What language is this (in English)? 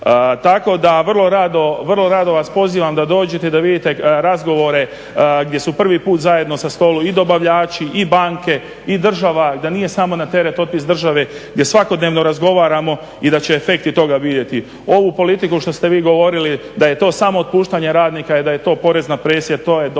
Croatian